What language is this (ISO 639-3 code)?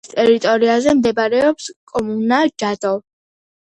kat